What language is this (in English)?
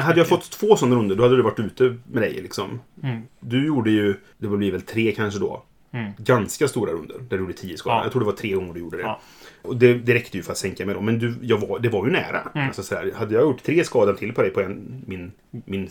Swedish